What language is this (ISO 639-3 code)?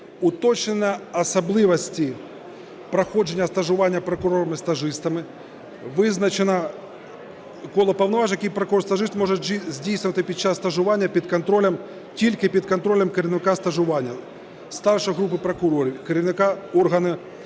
ukr